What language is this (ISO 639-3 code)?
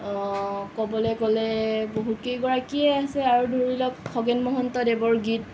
asm